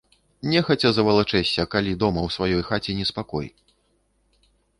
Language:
Belarusian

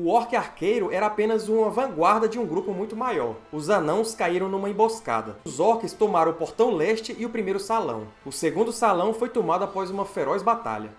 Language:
Portuguese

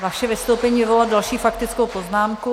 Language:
Czech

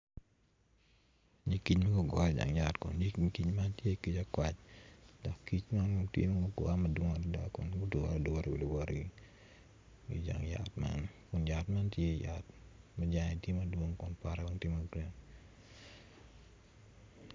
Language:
Acoli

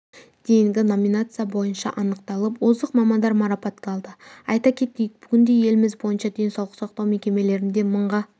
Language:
Kazakh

